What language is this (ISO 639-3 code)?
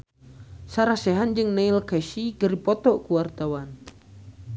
sun